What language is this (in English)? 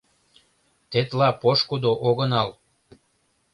Mari